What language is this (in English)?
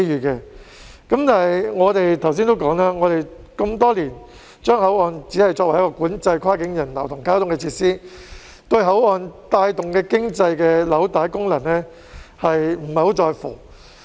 Cantonese